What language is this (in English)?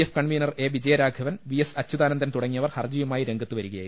Malayalam